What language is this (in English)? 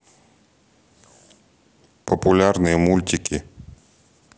Russian